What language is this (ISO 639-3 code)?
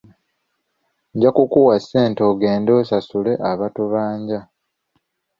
lug